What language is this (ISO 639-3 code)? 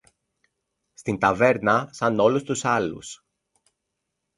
ell